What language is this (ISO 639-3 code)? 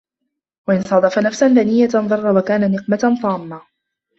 ara